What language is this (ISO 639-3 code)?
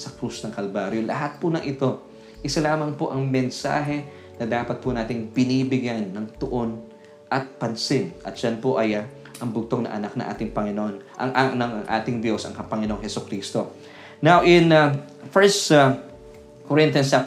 fil